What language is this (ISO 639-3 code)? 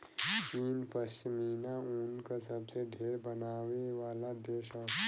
bho